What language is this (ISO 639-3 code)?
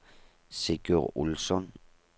nor